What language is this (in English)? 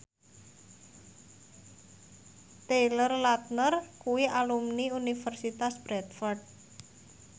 Javanese